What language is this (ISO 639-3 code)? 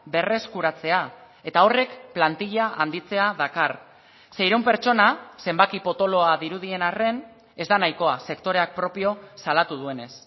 eus